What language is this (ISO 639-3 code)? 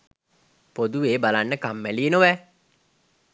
sin